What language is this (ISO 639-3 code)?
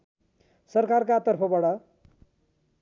nep